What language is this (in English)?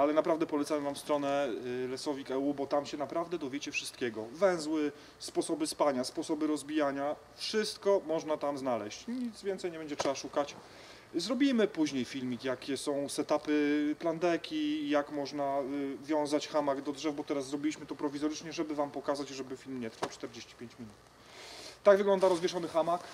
Polish